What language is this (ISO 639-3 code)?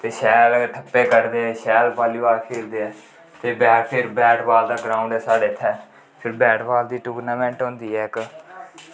doi